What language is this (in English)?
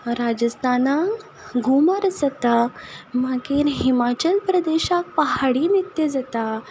Konkani